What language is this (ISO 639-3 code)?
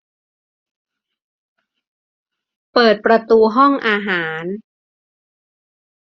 tha